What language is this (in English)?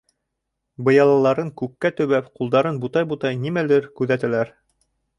Bashkir